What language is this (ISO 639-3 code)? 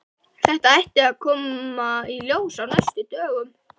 isl